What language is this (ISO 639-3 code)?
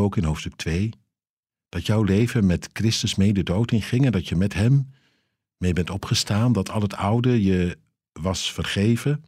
nld